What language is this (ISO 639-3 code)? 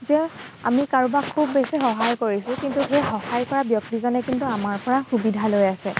asm